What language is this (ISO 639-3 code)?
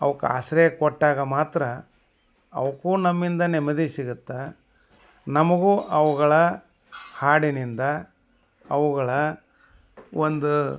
kan